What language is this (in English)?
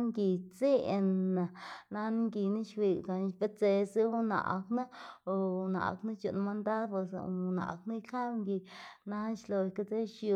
Xanaguía Zapotec